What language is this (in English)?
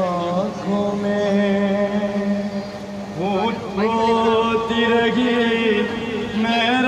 Hindi